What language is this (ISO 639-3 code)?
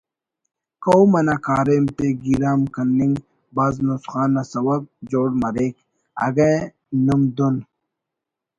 brh